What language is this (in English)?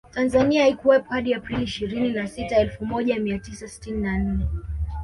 Swahili